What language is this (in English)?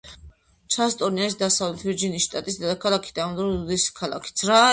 Georgian